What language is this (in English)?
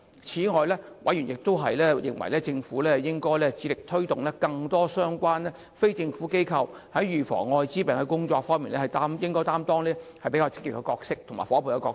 Cantonese